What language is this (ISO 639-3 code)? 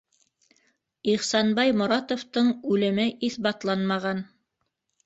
bak